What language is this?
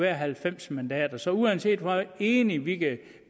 Danish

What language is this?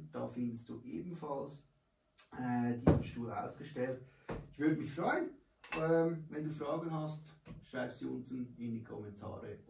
German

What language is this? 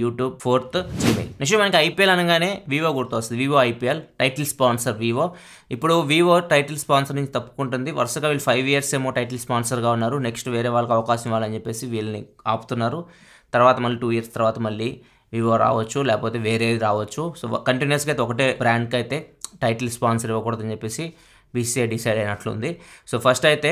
Indonesian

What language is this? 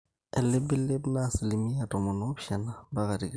Masai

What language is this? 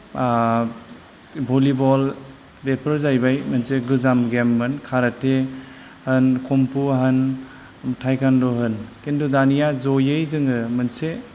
Bodo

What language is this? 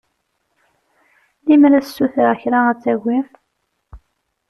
Kabyle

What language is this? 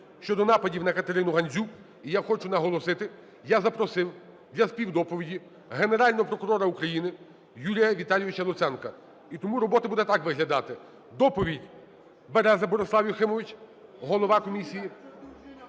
Ukrainian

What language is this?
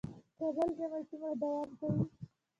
Pashto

